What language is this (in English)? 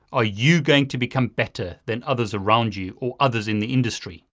English